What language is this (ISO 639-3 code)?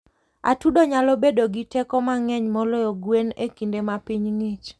luo